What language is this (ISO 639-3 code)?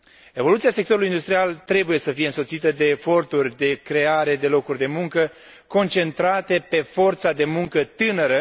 ron